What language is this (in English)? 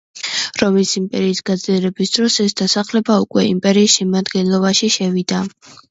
Georgian